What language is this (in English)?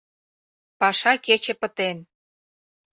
Mari